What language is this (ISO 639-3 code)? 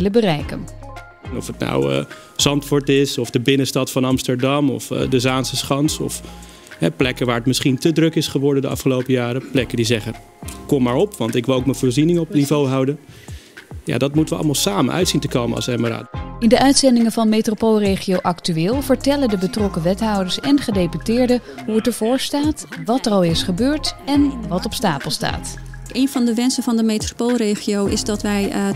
nld